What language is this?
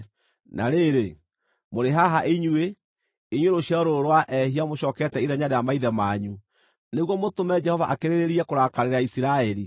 Kikuyu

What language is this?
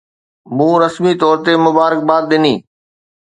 Sindhi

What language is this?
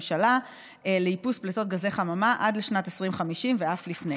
Hebrew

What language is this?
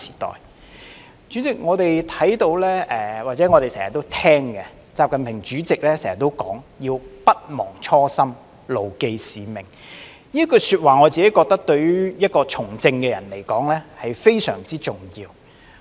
Cantonese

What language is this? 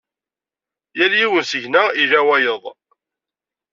Kabyle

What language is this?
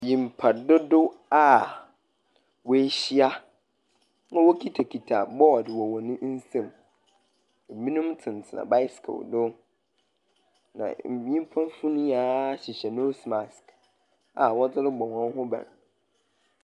Akan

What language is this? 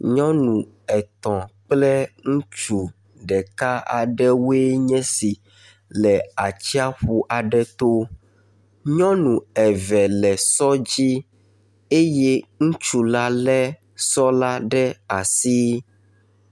Ewe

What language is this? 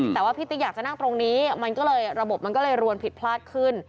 Thai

